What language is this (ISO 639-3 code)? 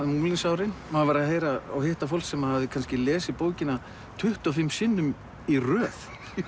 isl